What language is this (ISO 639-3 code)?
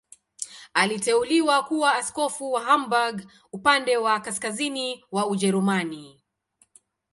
swa